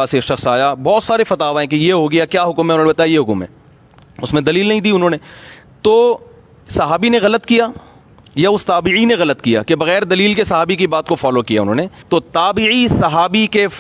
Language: Urdu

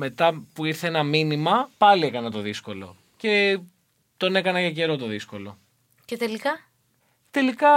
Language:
Greek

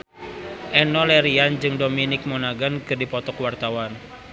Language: Sundanese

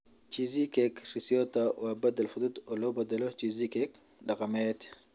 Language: Somali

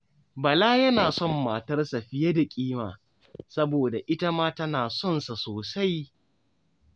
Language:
Hausa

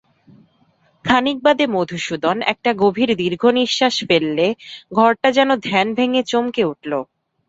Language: Bangla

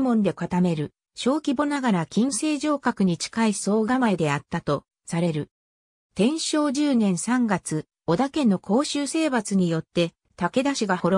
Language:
Japanese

